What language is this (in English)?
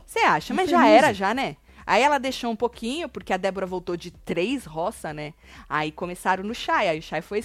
Portuguese